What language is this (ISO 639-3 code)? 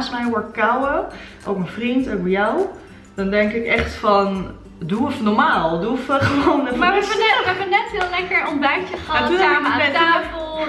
nld